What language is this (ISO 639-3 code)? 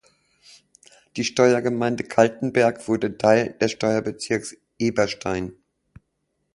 deu